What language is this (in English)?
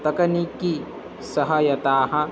Sanskrit